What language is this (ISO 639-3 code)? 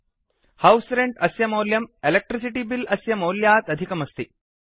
san